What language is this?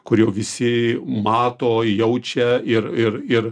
Lithuanian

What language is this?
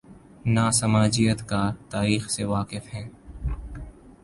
Urdu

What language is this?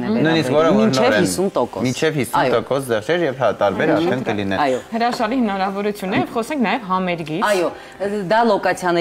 Romanian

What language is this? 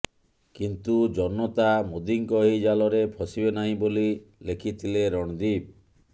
Odia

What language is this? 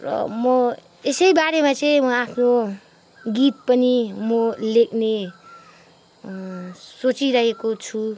Nepali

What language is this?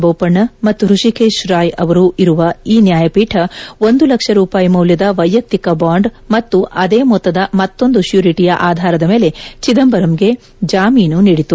Kannada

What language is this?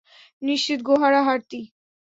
Bangla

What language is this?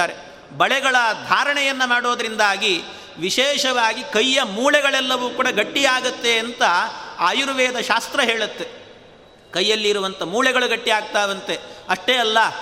Kannada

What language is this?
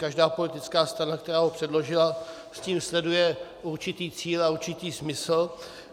Czech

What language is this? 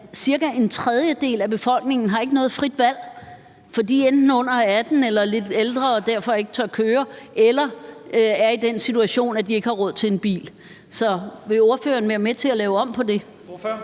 Danish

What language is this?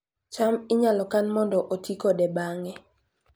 Luo (Kenya and Tanzania)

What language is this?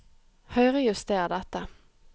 Norwegian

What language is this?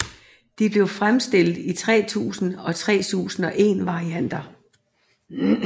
Danish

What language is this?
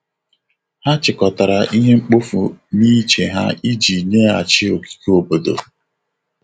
Igbo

